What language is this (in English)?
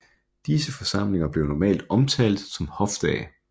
Danish